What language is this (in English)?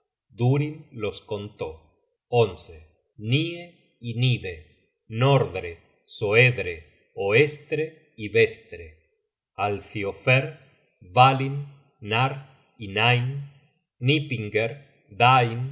Spanish